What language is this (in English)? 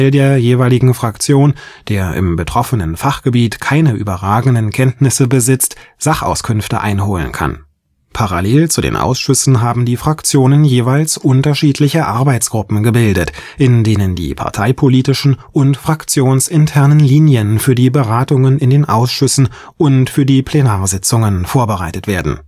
German